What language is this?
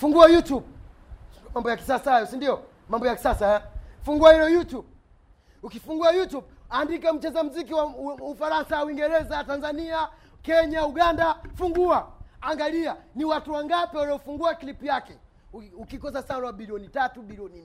Swahili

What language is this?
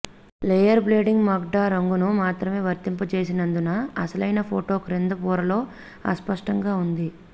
Telugu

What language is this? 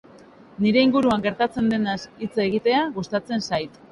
Basque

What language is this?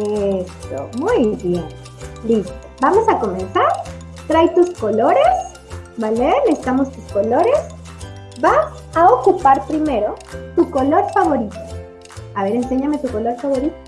Spanish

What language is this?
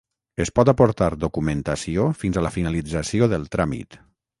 Catalan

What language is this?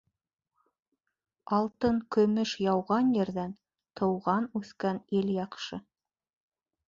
Bashkir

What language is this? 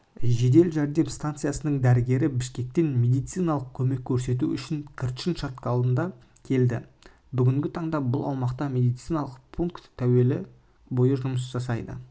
Kazakh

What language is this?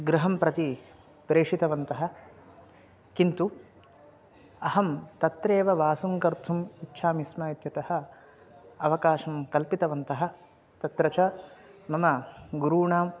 Sanskrit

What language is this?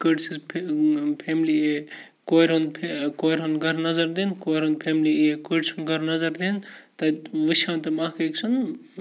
Kashmiri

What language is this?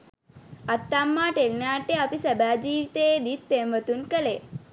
Sinhala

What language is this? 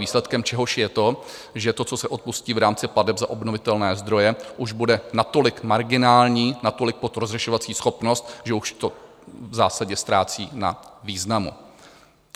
Czech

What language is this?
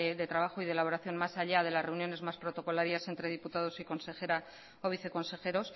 Spanish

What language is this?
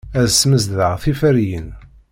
Kabyle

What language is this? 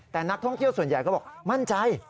Thai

